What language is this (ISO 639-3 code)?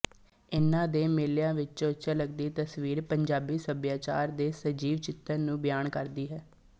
pan